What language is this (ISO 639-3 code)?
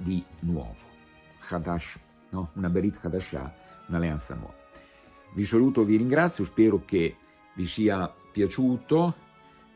ita